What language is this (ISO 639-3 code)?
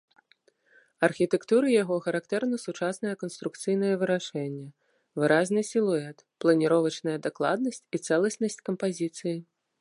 bel